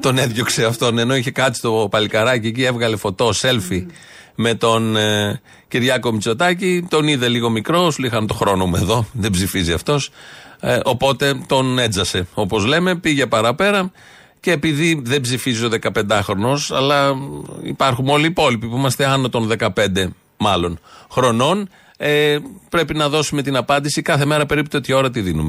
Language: Greek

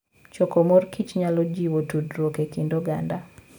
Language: Luo (Kenya and Tanzania)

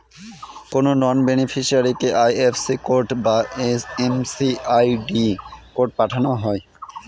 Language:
Bangla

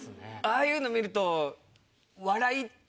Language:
Japanese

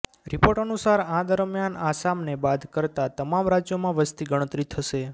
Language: Gujarati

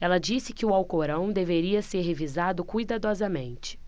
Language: Portuguese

